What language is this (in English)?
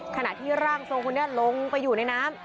Thai